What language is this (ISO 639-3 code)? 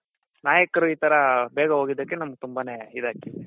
kan